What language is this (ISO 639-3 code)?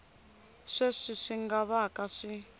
tso